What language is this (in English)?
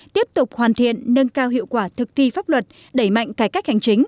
Vietnamese